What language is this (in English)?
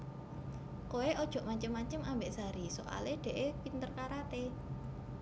Javanese